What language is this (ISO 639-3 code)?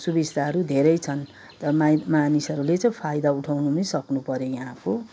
nep